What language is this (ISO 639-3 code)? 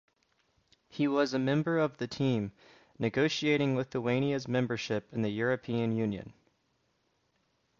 eng